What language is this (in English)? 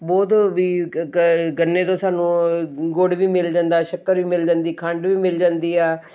Punjabi